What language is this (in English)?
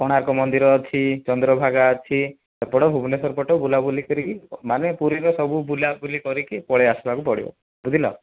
Odia